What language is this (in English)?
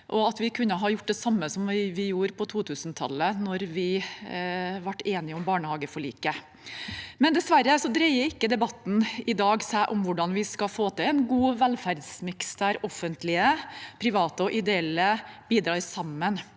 Norwegian